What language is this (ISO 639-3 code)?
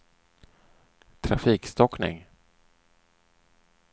swe